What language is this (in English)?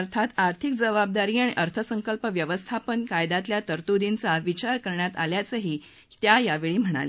Marathi